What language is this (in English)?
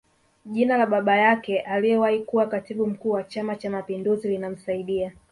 Swahili